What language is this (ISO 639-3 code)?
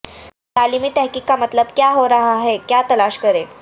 urd